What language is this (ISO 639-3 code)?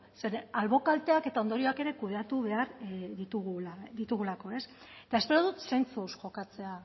eus